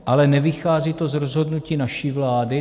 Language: Czech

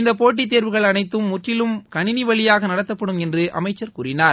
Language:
Tamil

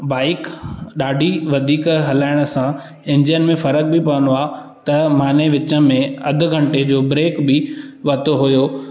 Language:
Sindhi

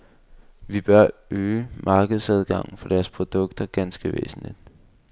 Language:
Danish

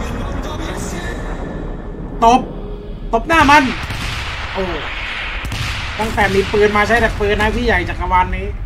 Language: Thai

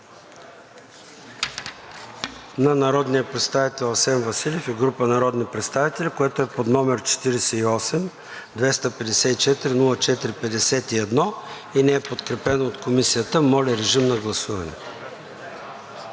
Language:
Bulgarian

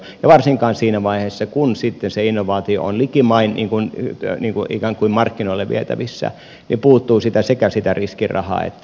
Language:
Finnish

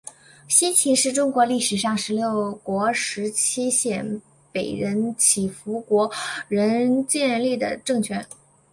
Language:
Chinese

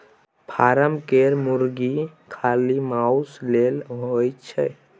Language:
Maithili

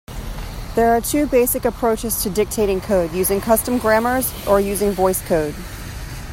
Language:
English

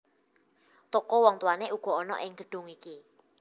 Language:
Javanese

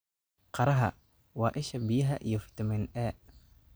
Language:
Somali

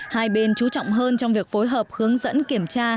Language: Vietnamese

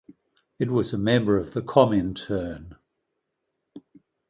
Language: English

